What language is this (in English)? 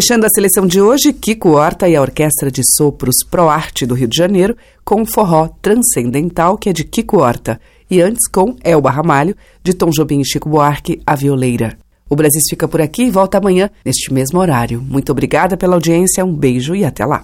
Portuguese